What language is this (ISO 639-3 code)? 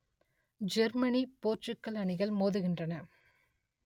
tam